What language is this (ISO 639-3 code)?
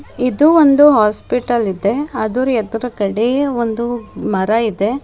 kan